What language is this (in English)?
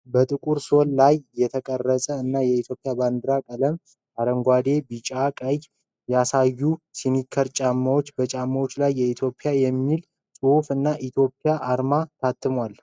Amharic